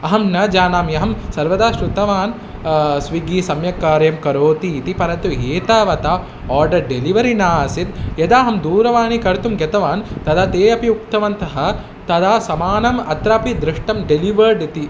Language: Sanskrit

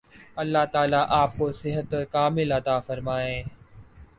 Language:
Urdu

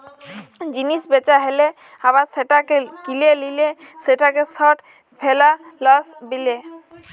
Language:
Bangla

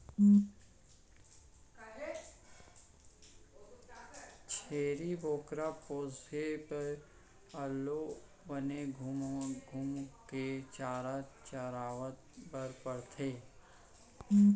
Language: Chhattisgarhi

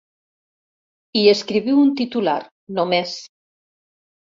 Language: Catalan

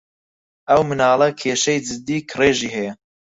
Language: Central Kurdish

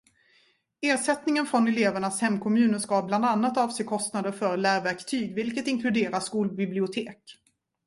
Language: Swedish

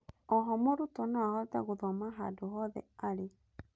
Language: Kikuyu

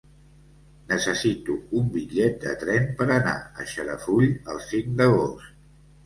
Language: Catalan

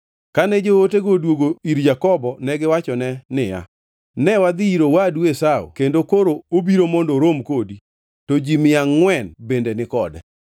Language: Luo (Kenya and Tanzania)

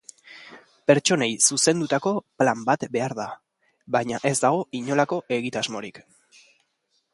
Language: Basque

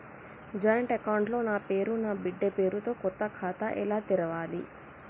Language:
Telugu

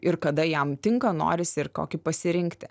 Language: Lithuanian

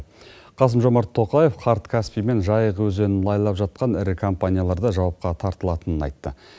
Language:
Kazakh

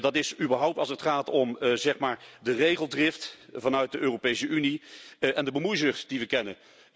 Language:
Dutch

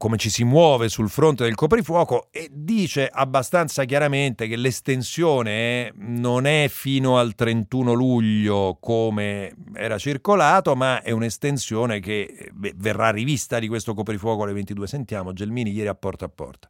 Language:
Italian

